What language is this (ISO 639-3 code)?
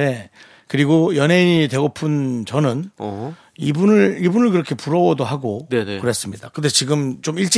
kor